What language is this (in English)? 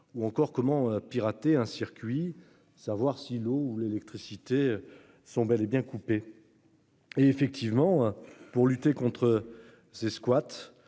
French